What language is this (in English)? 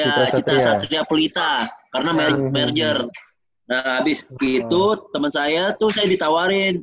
Indonesian